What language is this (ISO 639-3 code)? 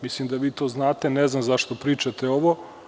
srp